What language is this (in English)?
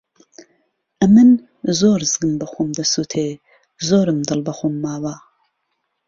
Central Kurdish